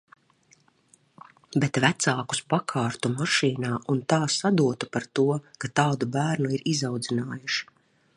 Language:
Latvian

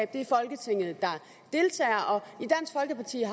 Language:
Danish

